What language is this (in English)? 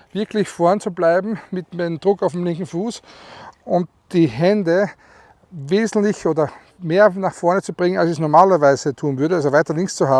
German